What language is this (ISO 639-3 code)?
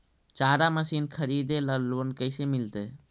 mag